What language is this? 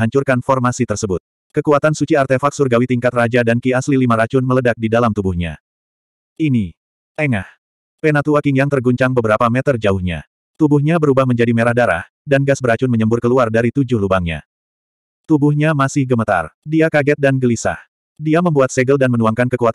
Indonesian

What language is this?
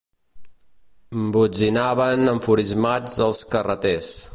Catalan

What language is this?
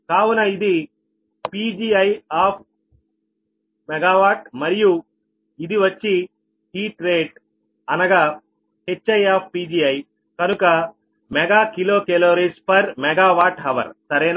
Telugu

